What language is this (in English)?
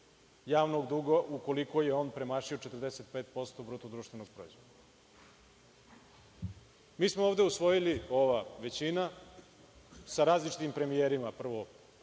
Serbian